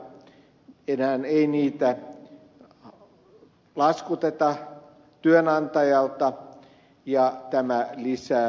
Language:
Finnish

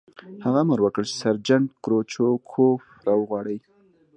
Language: Pashto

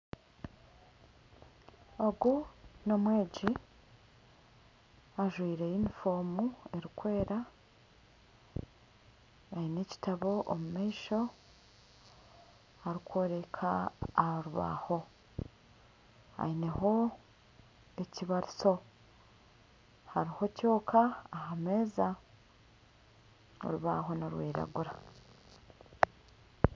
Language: Nyankole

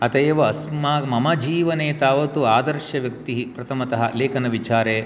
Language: Sanskrit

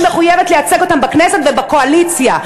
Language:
Hebrew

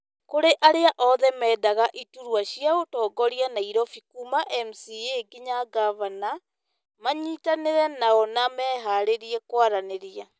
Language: Kikuyu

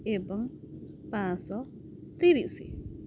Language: Odia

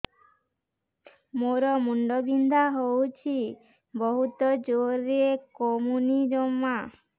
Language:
Odia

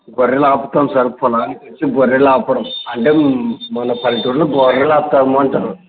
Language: Telugu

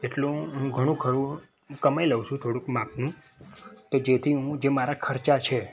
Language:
Gujarati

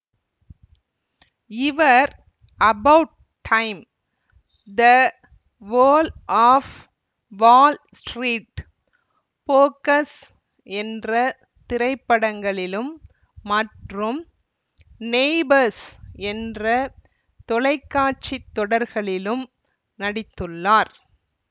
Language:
Tamil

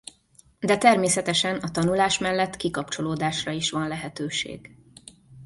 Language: Hungarian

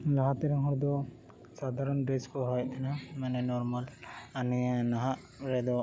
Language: Santali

